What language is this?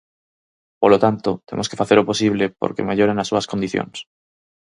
Galician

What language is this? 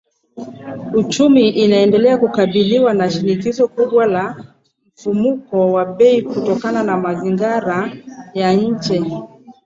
Swahili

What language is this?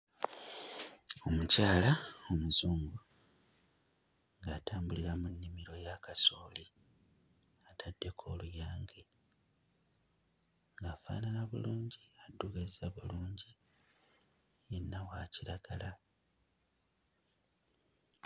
Ganda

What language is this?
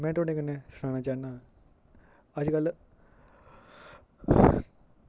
Dogri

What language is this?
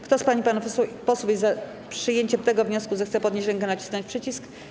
Polish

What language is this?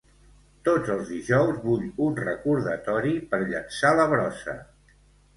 Catalan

